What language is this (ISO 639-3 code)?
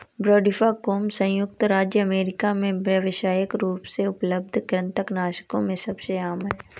hin